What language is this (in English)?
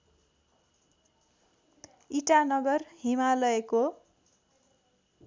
Nepali